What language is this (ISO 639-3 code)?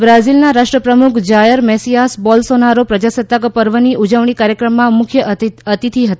guj